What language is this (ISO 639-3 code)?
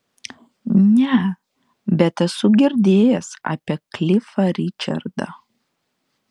lit